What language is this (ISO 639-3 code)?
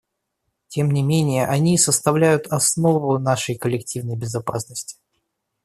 rus